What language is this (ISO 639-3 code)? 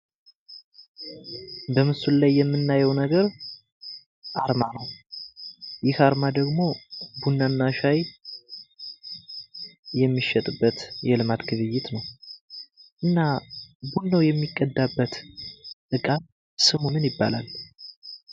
amh